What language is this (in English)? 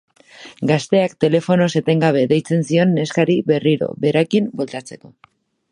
Basque